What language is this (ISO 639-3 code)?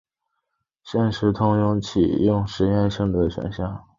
zho